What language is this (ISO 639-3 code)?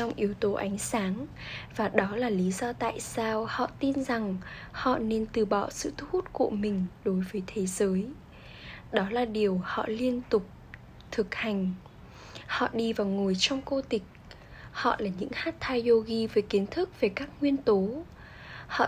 vie